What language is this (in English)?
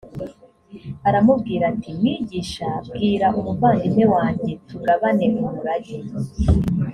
Kinyarwanda